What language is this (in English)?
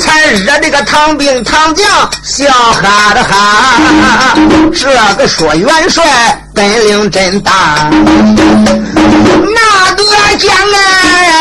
Chinese